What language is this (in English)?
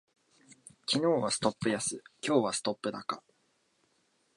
Japanese